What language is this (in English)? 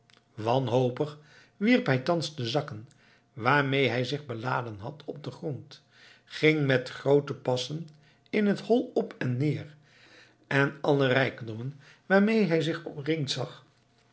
Dutch